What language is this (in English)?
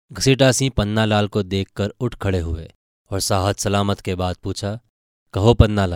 Hindi